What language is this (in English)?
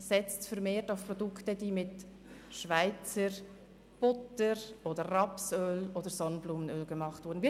Swiss German